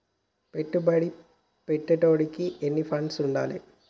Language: Telugu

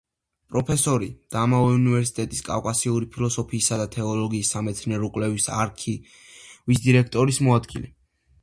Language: Georgian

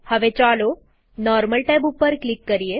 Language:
Gujarati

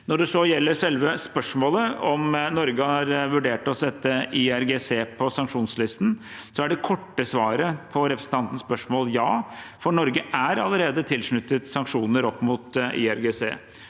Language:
Norwegian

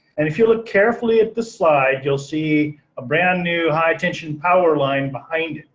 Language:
English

